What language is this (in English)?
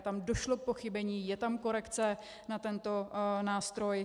Czech